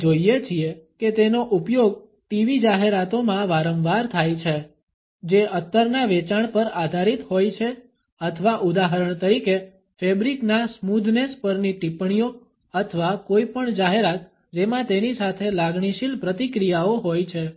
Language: Gujarati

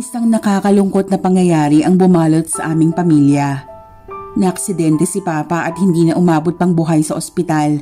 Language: Filipino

